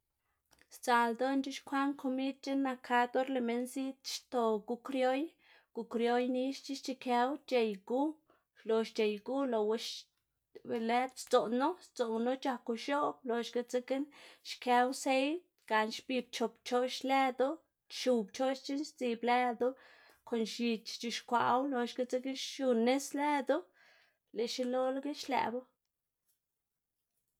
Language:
Xanaguía Zapotec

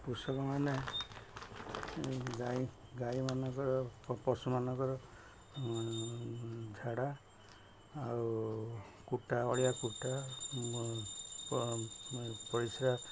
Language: Odia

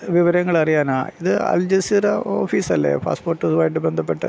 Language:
Malayalam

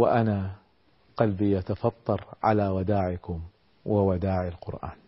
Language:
Arabic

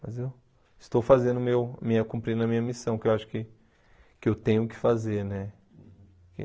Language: Portuguese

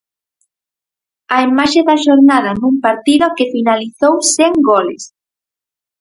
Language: Galician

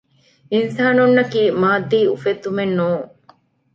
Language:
Divehi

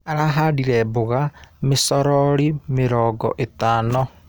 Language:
Kikuyu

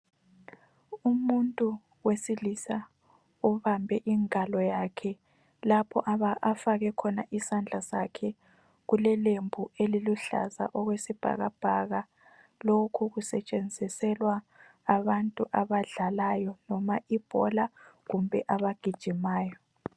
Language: North Ndebele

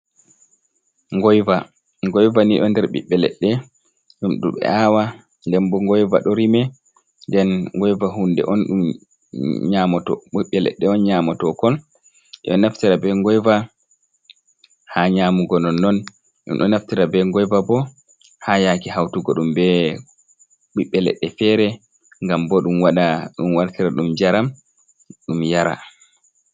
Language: Fula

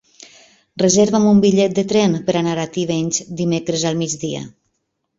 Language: Catalan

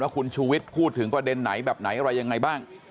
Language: Thai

